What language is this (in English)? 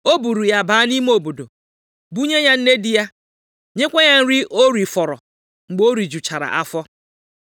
Igbo